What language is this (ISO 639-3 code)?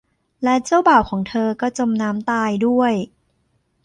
tha